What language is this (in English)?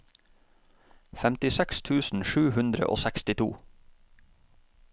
Norwegian